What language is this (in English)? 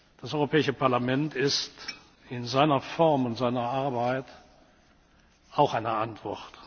German